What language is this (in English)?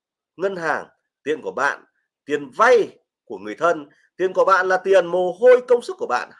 Vietnamese